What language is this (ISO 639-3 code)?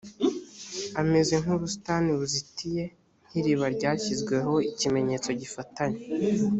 kin